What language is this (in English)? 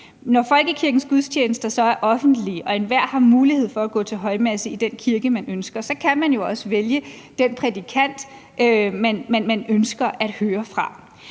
Danish